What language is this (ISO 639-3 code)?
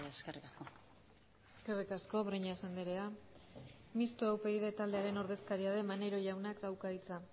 eus